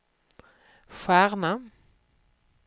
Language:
Swedish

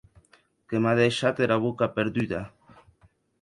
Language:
Occitan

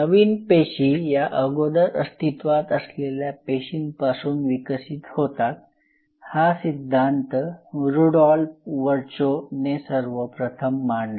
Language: Marathi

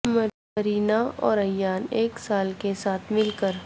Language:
Urdu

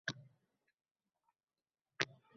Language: Uzbek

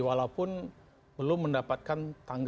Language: Indonesian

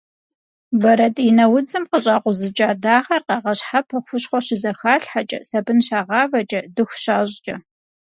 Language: Kabardian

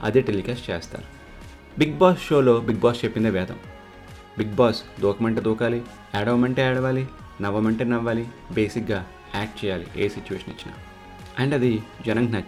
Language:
Telugu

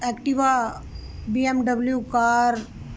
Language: Punjabi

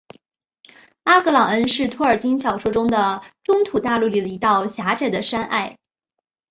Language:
Chinese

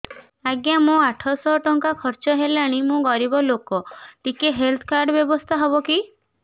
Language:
Odia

